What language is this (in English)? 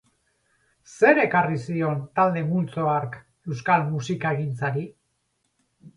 Basque